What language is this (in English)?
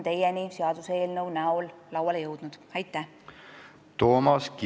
Estonian